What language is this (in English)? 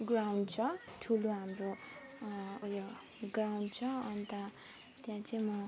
Nepali